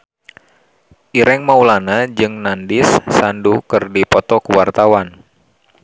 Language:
Sundanese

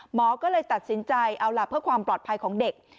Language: Thai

